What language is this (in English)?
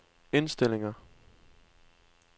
Danish